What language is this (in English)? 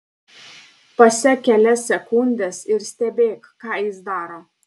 Lithuanian